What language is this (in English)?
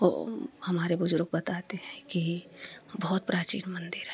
Hindi